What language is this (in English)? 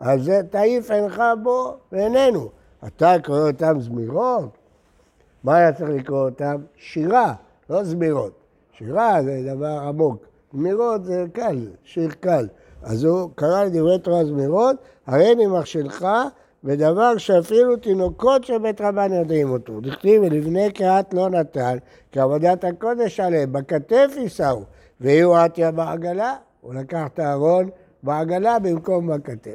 Hebrew